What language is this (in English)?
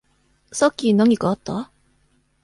Japanese